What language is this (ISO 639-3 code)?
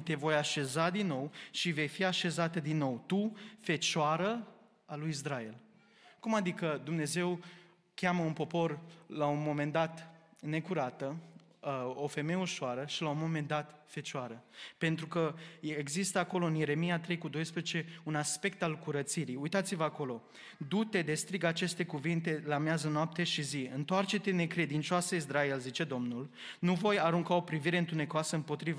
ron